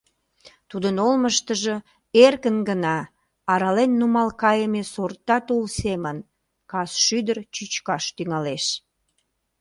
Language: Mari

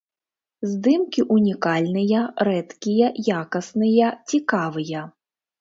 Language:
Belarusian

